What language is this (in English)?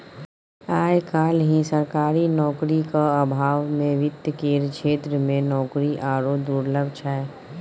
Maithili